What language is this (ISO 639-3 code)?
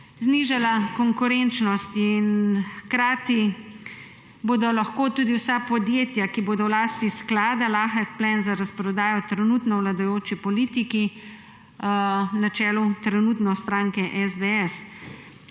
slv